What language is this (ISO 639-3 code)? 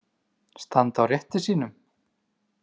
isl